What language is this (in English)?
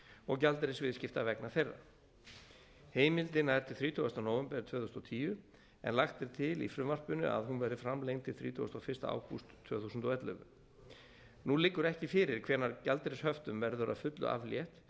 Icelandic